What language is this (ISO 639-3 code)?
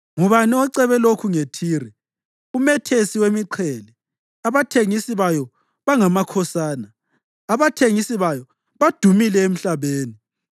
nde